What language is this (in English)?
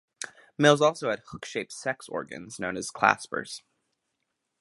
English